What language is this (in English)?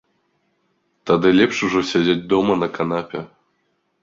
Belarusian